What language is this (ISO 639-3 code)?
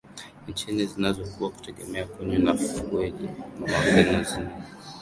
swa